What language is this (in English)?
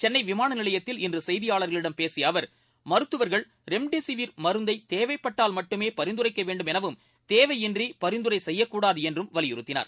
Tamil